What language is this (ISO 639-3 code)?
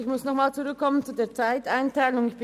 gsw